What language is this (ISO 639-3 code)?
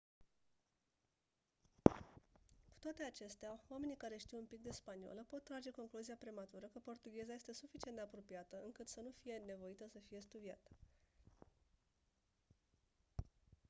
ron